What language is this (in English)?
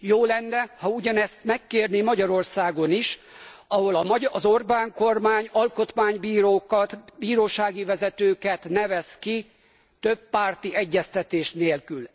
Hungarian